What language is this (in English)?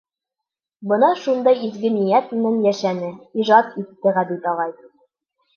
Bashkir